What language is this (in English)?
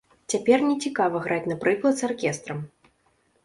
Belarusian